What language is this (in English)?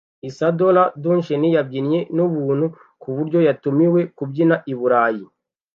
Kinyarwanda